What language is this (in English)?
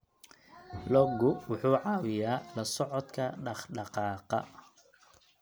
Somali